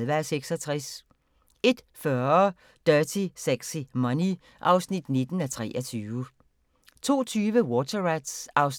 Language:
Danish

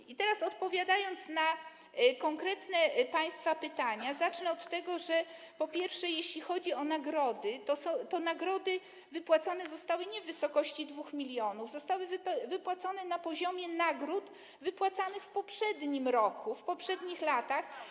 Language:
Polish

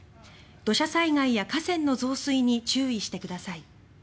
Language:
Japanese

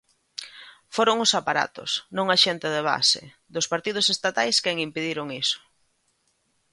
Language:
Galician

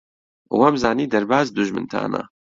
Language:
Central Kurdish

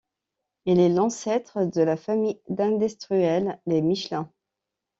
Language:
French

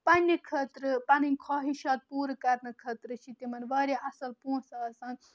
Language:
Kashmiri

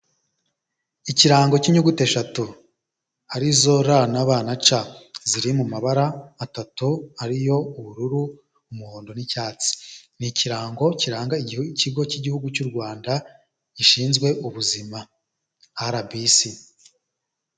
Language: Kinyarwanda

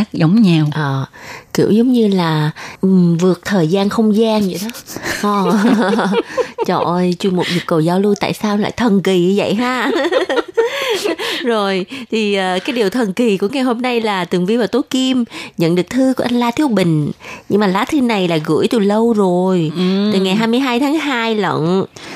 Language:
Vietnamese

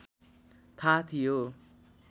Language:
Nepali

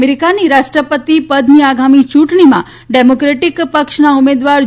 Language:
Gujarati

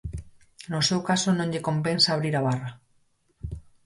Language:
Galician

